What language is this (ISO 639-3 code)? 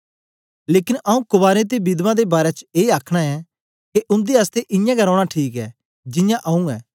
doi